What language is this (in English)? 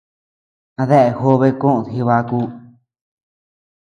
Tepeuxila Cuicatec